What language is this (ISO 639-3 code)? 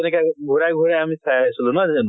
asm